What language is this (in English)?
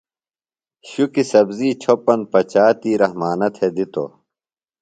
Phalura